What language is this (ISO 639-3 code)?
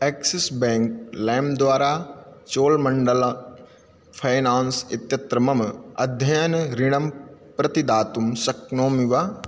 san